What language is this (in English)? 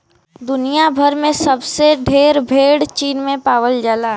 Bhojpuri